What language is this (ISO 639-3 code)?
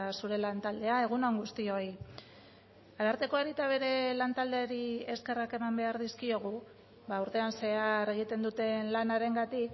eus